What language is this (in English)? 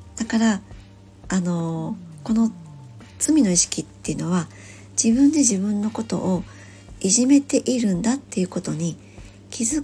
Japanese